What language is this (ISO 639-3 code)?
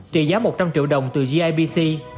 vie